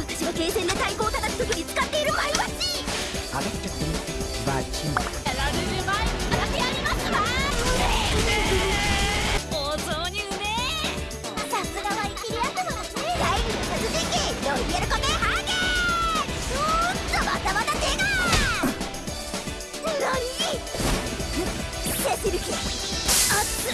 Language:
Japanese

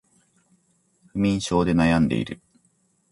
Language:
Japanese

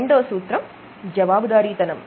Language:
Telugu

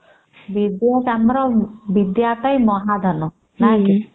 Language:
Odia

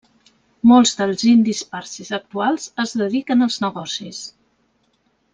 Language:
Catalan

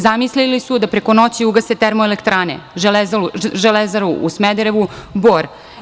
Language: Serbian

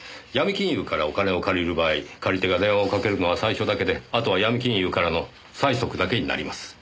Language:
Japanese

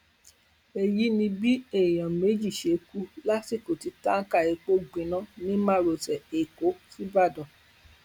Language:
Yoruba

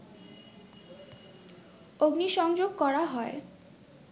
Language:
Bangla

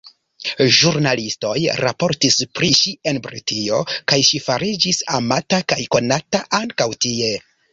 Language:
Esperanto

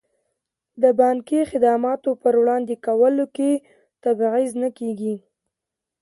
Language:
Pashto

